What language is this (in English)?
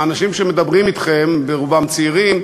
Hebrew